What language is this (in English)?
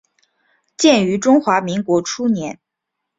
Chinese